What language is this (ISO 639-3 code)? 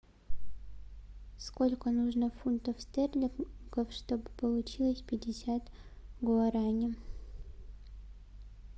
rus